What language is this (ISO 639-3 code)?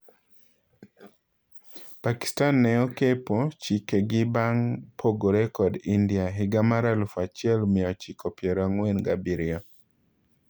luo